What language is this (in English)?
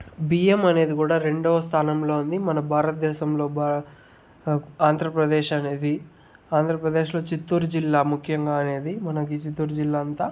Telugu